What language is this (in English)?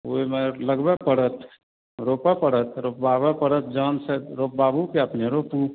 Maithili